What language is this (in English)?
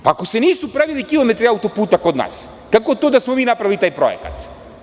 Serbian